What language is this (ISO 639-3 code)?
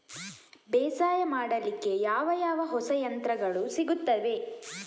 kan